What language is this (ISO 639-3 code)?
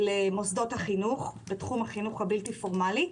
heb